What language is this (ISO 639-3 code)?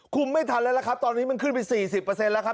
tha